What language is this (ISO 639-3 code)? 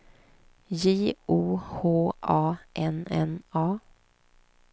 swe